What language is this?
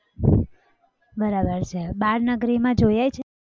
Gujarati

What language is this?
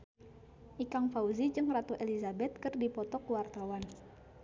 Sundanese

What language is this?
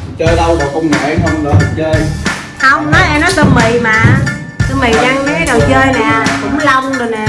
Vietnamese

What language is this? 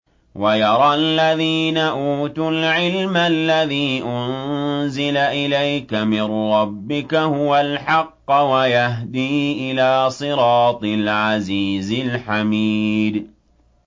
Arabic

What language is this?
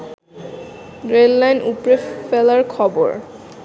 Bangla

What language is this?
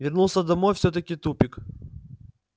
Russian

